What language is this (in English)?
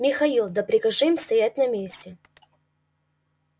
Russian